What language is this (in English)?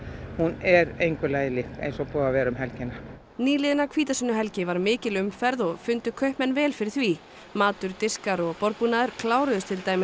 Icelandic